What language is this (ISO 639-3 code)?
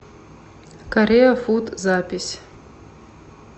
rus